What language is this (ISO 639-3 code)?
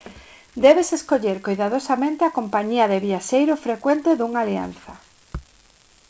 glg